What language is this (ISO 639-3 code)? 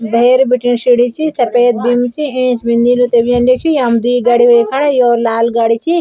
gbm